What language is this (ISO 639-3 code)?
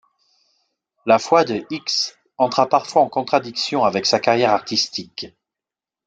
fra